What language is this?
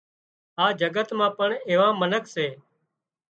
Wadiyara Koli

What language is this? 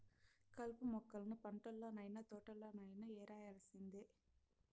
Telugu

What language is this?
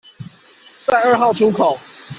Chinese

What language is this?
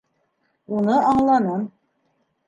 Bashkir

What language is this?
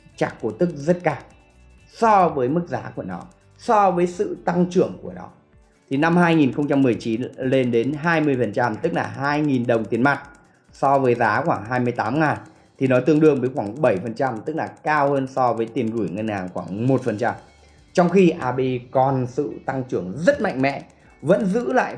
Vietnamese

